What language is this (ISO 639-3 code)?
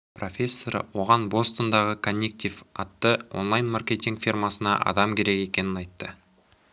kaz